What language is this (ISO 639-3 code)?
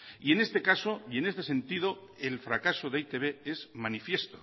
spa